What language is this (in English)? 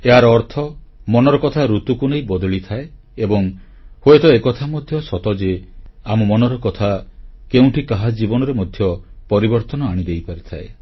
Odia